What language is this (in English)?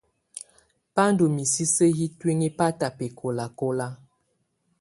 Tunen